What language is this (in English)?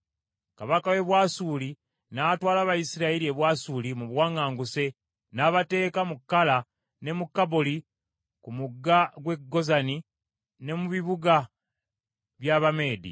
Ganda